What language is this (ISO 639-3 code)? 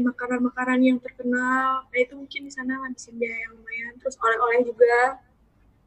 ind